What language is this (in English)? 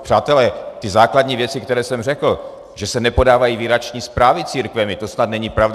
Czech